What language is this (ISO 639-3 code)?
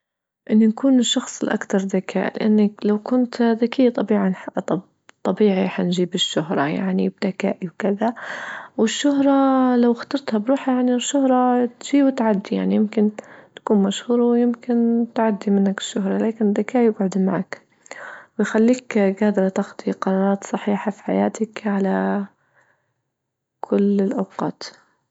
ayl